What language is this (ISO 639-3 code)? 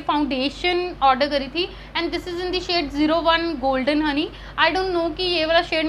hin